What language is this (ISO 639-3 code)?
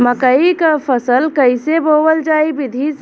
bho